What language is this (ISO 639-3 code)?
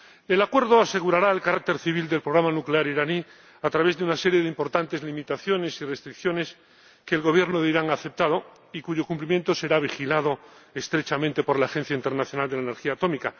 spa